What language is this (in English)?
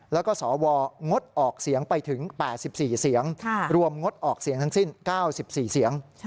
Thai